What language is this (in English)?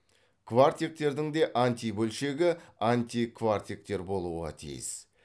Kazakh